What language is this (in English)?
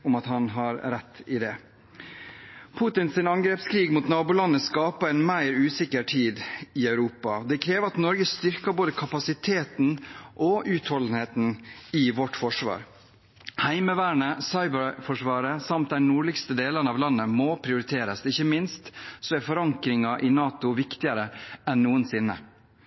Norwegian Bokmål